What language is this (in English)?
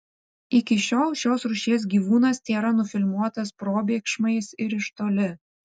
Lithuanian